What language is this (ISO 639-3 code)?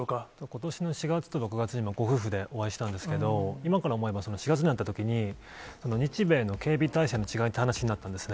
jpn